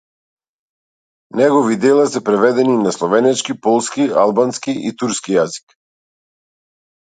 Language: Macedonian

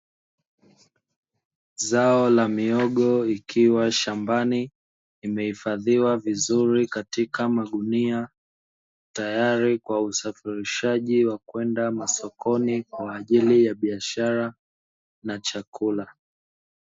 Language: Swahili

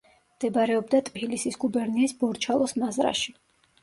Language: Georgian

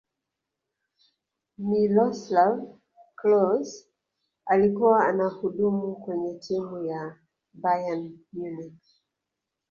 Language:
Swahili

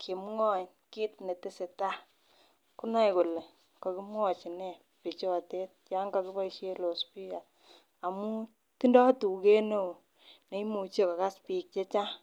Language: Kalenjin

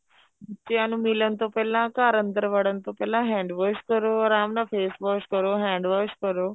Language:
Punjabi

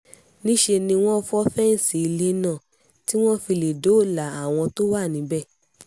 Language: Yoruba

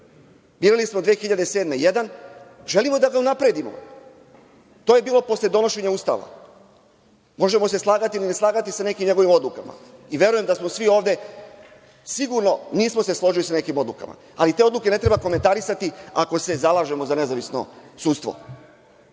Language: Serbian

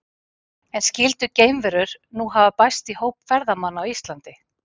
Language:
Icelandic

